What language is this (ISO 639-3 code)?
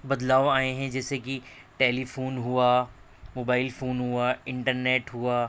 urd